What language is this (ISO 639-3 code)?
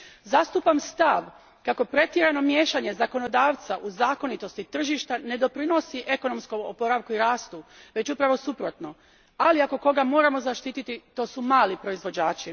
hrv